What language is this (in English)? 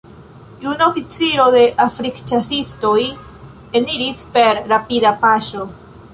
Esperanto